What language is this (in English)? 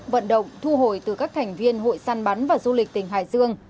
Vietnamese